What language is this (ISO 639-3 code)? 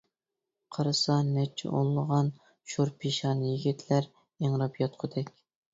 uig